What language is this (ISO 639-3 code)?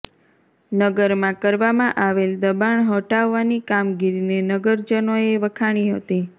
guj